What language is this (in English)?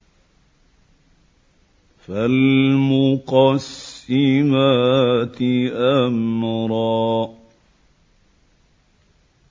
Arabic